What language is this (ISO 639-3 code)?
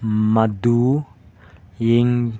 mni